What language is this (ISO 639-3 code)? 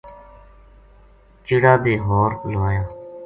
gju